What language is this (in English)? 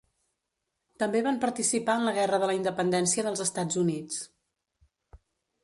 Catalan